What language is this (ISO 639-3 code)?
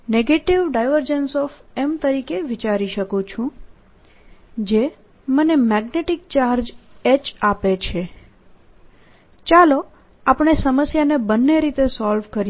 guj